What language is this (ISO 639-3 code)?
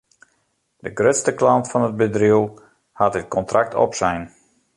fry